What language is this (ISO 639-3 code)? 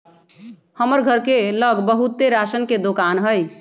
mag